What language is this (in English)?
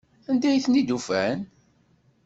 Kabyle